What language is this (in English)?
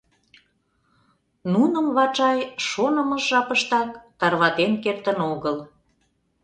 Mari